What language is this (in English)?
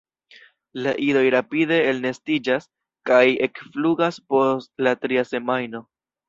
Esperanto